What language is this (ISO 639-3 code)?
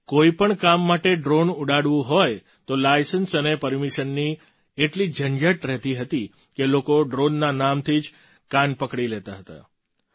guj